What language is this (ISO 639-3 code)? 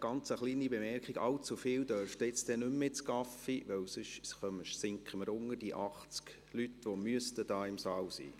gsw